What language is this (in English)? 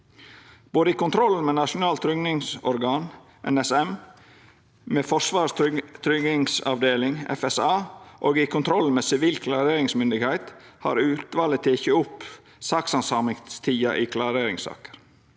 Norwegian